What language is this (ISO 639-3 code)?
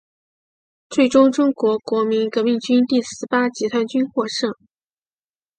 zho